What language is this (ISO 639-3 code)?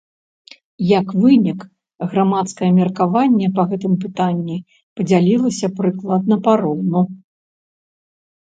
bel